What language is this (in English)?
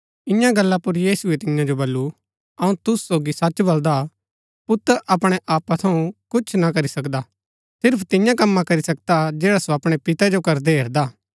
Gaddi